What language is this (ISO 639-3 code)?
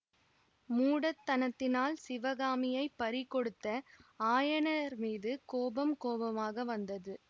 tam